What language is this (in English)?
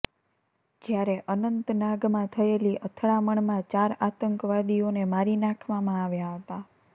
Gujarati